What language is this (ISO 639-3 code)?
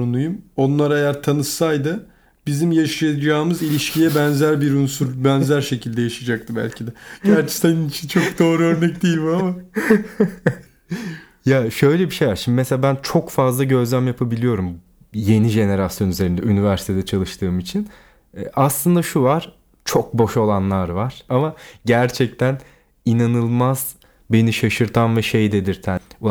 tur